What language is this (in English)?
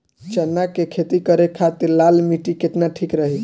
Bhojpuri